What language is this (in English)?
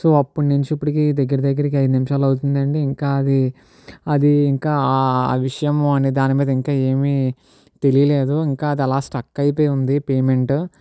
Telugu